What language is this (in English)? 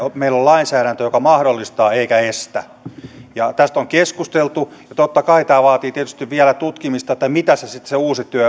Finnish